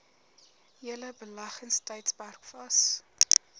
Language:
Afrikaans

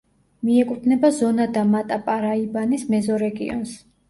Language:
Georgian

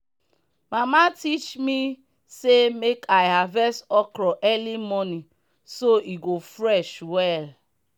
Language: Nigerian Pidgin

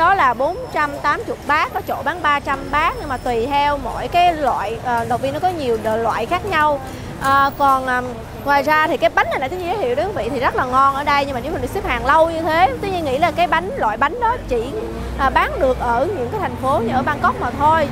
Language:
Vietnamese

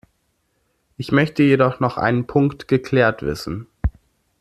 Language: German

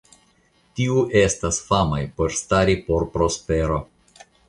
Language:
Esperanto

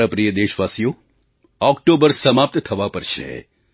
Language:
Gujarati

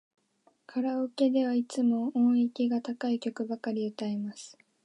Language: Japanese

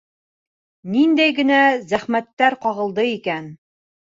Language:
Bashkir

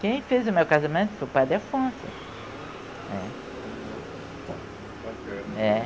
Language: Portuguese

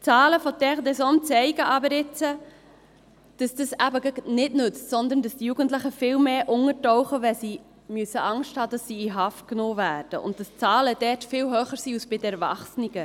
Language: Swiss German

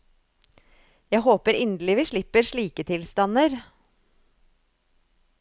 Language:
Norwegian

